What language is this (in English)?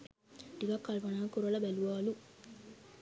Sinhala